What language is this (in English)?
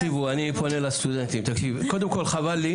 Hebrew